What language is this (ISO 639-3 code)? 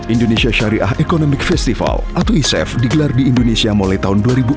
ind